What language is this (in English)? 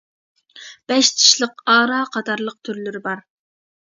Uyghur